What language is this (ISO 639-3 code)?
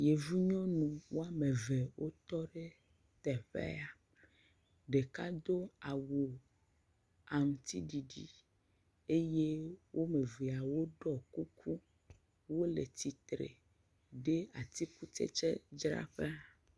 ewe